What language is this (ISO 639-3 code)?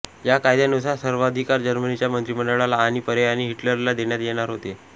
mar